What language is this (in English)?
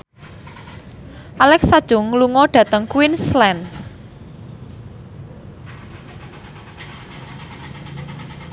Javanese